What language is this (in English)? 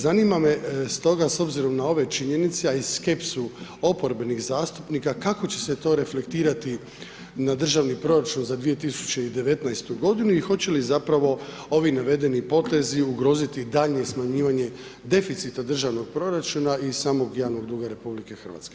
Croatian